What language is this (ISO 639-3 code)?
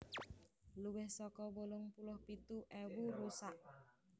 jav